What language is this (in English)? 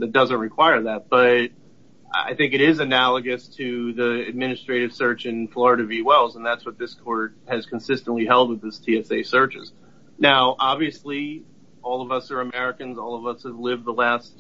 English